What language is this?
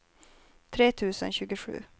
Swedish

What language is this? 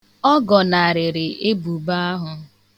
Igbo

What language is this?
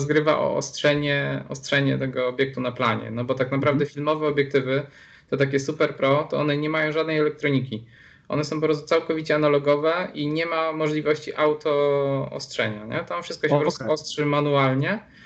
Polish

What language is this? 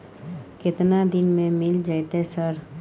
Maithili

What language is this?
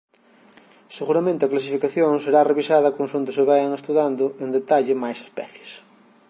Galician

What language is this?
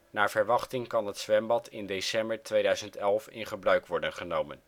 Dutch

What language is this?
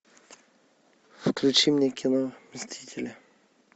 Russian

